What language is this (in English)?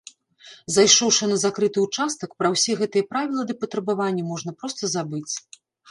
Belarusian